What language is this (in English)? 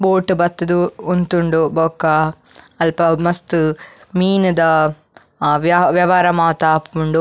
Tulu